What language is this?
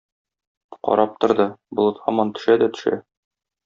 Tatar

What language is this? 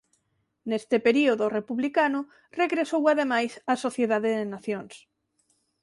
Galician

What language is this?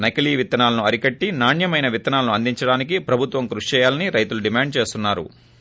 Telugu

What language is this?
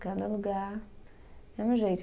Portuguese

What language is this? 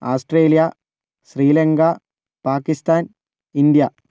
Malayalam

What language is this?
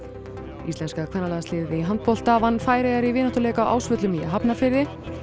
Icelandic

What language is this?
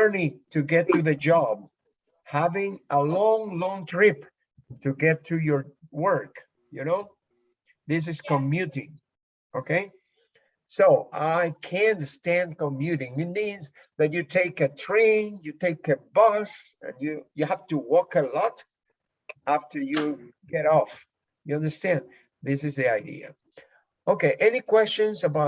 English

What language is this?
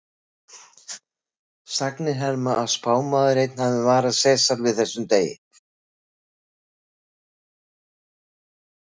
Icelandic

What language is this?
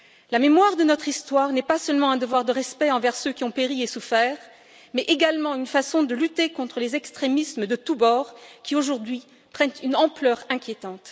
French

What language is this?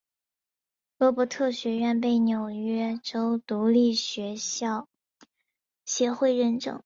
Chinese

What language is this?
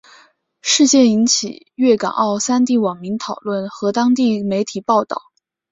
Chinese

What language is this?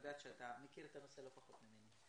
Hebrew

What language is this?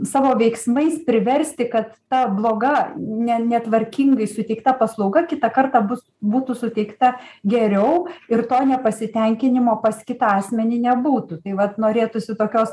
Lithuanian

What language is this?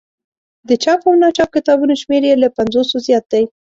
Pashto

